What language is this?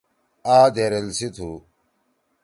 Torwali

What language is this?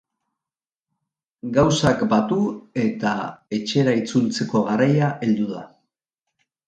Basque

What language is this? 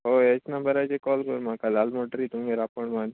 Konkani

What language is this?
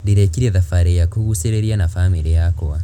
Kikuyu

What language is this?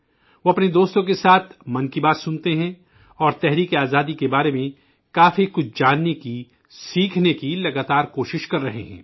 Urdu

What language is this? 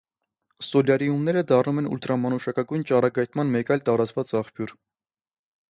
Armenian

